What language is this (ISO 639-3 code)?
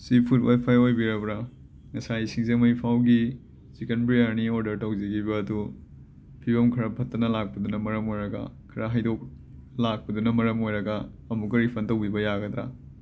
mni